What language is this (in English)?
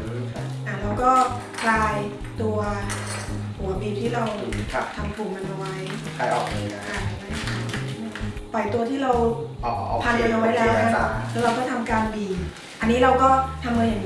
Thai